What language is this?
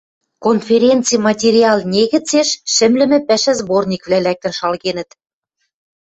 Western Mari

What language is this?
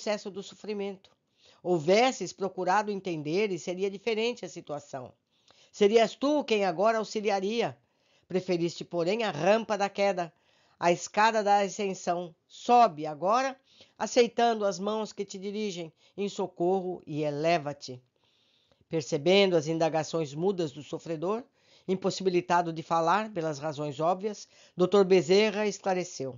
Portuguese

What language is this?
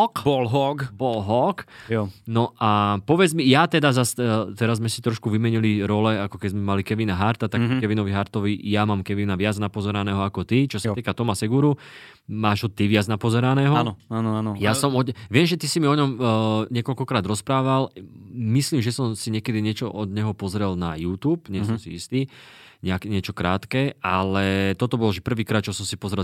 Slovak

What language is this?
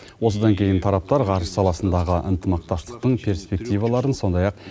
Kazakh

